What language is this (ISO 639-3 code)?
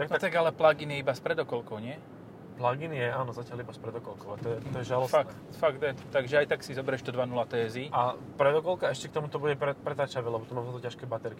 slk